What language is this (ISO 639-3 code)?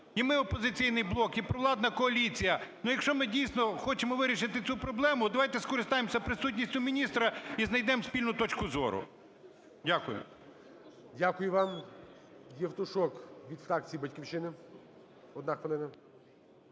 ukr